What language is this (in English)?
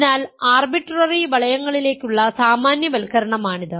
Malayalam